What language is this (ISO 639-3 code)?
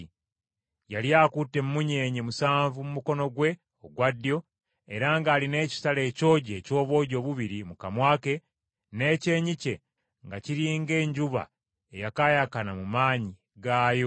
lug